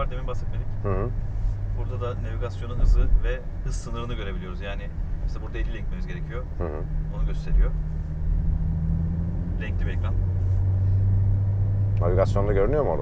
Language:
Turkish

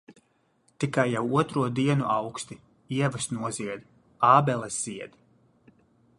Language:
Latvian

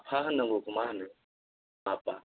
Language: Bodo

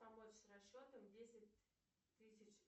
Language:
Russian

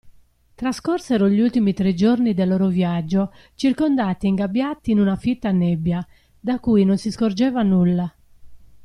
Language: Italian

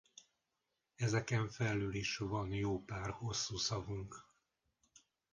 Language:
Hungarian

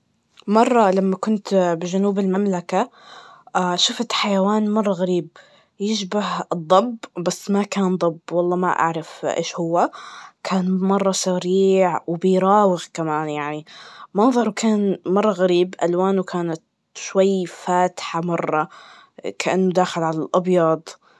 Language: Najdi Arabic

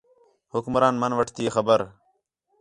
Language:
Khetrani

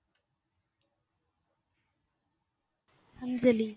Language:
Tamil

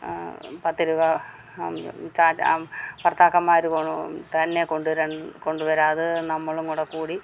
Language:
Malayalam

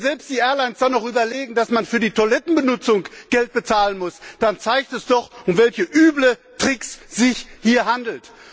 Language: German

